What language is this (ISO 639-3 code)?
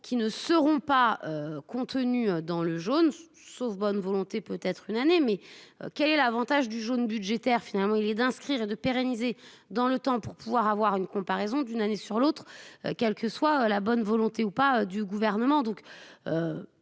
fra